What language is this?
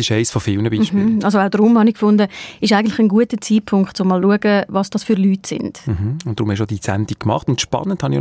German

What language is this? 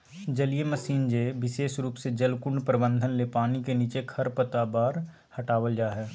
Magahi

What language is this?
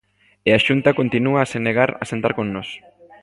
Galician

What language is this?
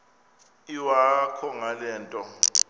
Xhosa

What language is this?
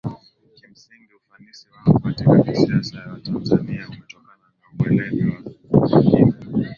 Swahili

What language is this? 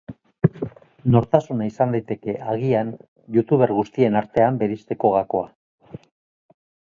Basque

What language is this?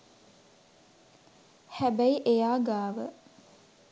Sinhala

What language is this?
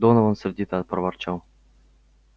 Russian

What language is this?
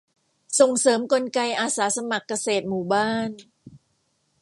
Thai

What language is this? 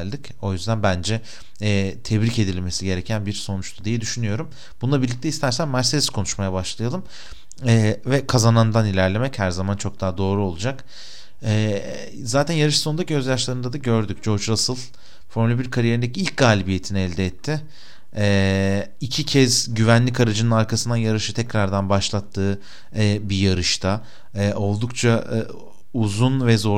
Turkish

